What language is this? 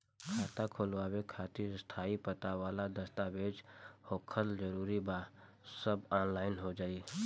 Bhojpuri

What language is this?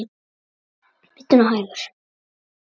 Icelandic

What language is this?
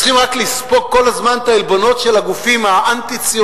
Hebrew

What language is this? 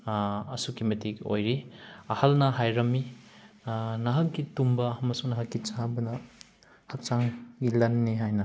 Manipuri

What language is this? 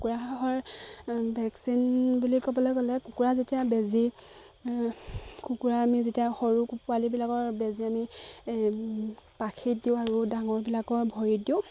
Assamese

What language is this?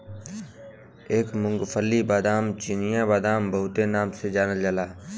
Bhojpuri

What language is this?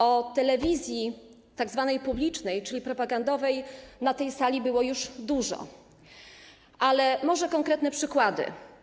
Polish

